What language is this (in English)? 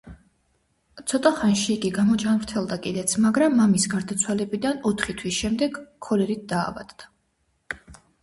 Georgian